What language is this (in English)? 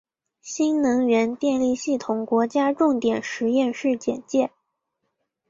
Chinese